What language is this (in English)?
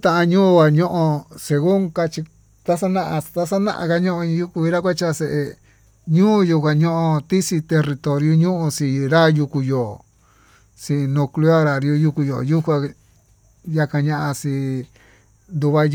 Tututepec Mixtec